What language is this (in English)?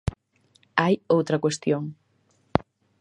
Galician